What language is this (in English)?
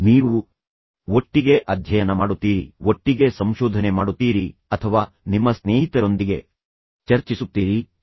Kannada